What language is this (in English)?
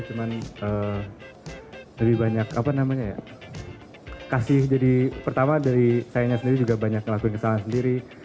Indonesian